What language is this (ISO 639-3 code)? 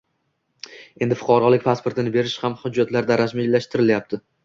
uzb